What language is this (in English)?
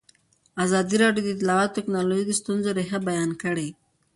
Pashto